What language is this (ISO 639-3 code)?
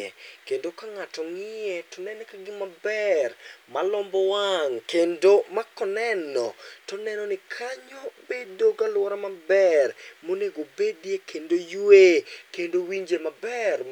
luo